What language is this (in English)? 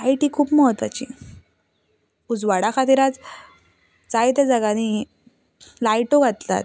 Konkani